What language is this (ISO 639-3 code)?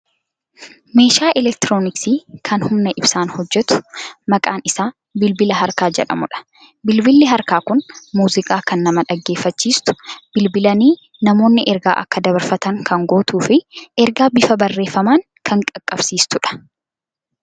orm